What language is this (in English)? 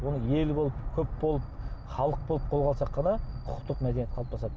Kazakh